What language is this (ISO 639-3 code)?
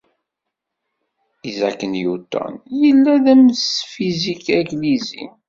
kab